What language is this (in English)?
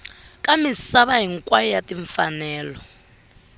Tsonga